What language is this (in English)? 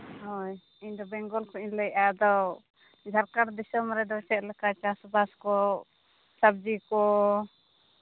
Santali